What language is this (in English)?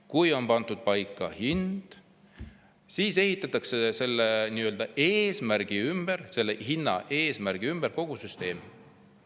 Estonian